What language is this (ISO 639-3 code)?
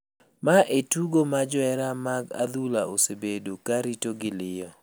luo